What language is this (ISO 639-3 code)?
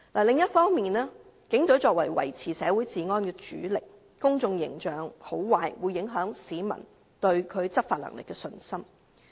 yue